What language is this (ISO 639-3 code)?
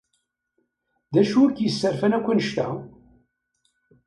kab